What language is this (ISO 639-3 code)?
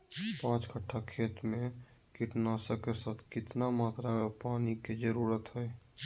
mag